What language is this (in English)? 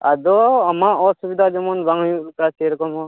Santali